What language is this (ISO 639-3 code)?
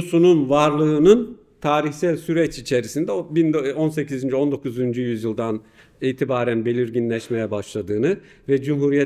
tur